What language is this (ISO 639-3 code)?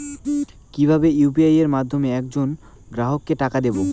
ben